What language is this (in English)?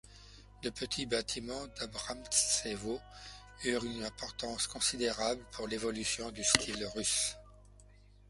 French